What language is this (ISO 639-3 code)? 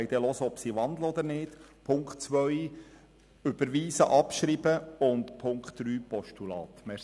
gsw